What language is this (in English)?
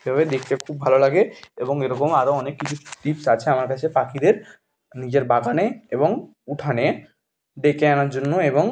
Bangla